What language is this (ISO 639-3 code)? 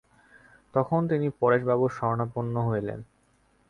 ben